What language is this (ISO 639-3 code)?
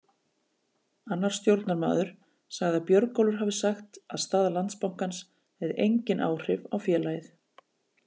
isl